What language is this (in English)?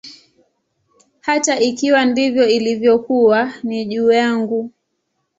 Swahili